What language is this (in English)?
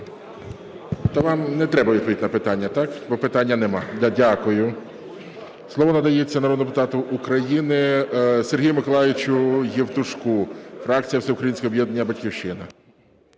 Ukrainian